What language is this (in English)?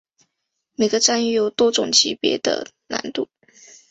Chinese